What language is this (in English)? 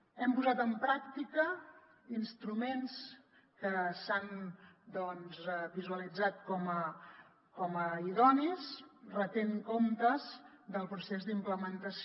Catalan